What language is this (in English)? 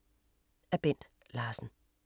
Danish